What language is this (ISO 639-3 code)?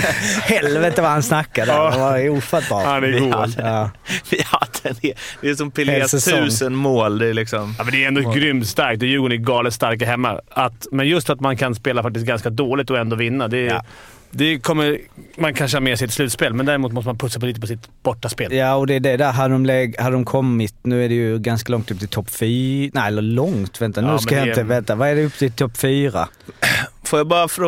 swe